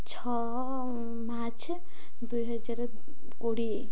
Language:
Odia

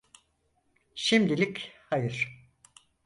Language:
Turkish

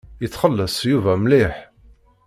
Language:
Kabyle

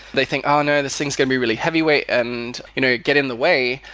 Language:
English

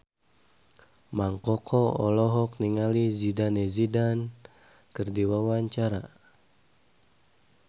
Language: Sundanese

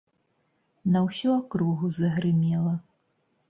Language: Belarusian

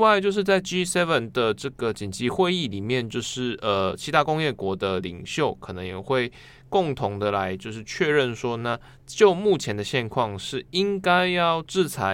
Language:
Chinese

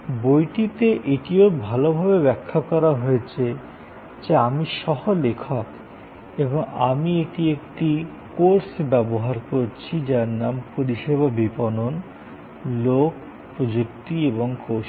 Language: Bangla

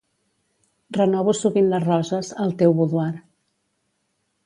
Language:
Catalan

